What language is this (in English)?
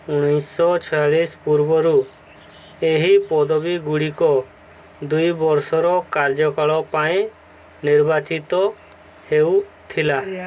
Odia